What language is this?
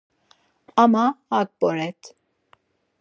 Laz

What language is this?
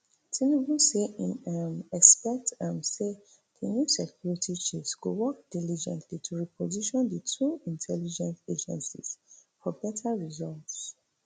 Nigerian Pidgin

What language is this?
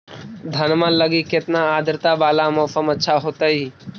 Magahi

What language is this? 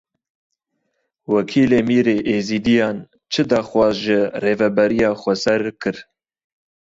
Kurdish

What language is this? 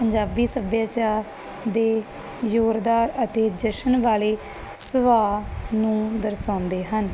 Punjabi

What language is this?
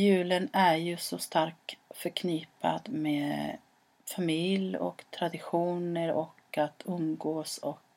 Swedish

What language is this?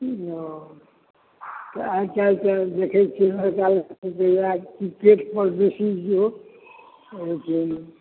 Maithili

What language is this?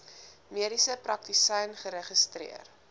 Afrikaans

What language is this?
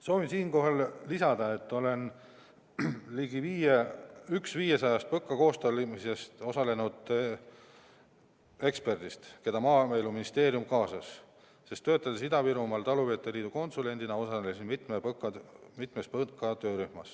Estonian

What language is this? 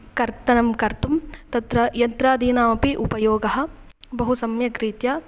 Sanskrit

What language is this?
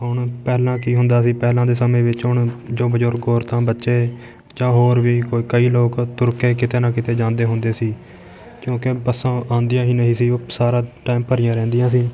Punjabi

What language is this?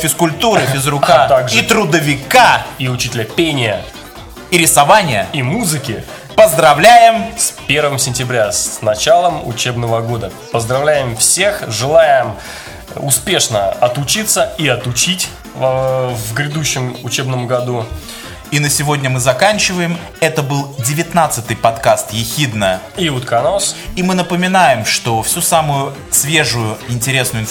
Russian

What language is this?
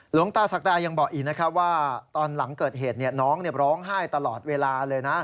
Thai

